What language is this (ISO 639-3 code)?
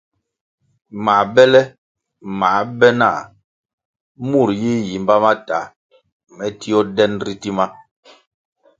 nmg